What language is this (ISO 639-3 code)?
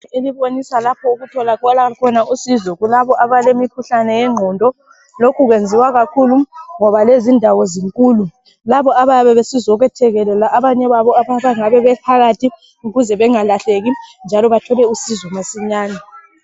nde